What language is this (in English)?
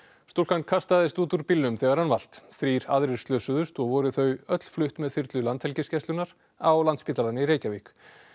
Icelandic